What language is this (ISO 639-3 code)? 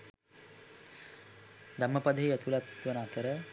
sin